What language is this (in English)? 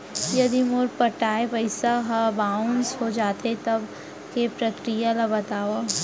Chhattisgarhi